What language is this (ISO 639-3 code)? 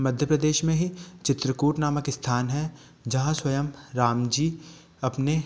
hin